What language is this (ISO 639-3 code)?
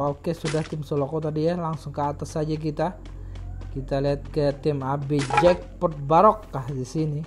ind